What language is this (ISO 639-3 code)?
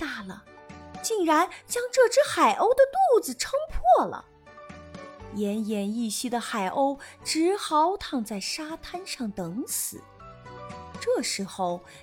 zho